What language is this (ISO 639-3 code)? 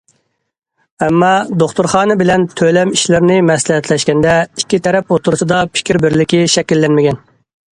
uig